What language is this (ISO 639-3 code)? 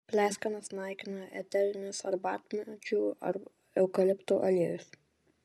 lit